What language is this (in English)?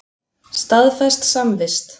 Icelandic